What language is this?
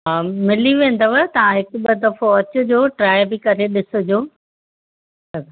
Sindhi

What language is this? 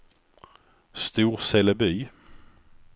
Swedish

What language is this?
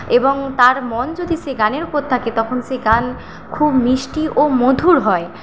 Bangla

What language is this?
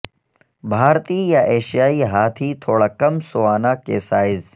Urdu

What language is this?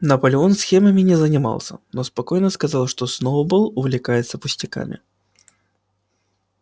Russian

